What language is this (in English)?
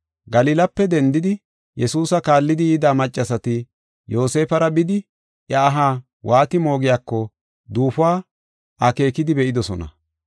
Gofa